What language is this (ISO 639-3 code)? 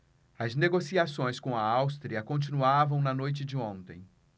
por